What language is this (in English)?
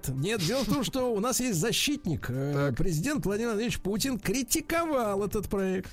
Russian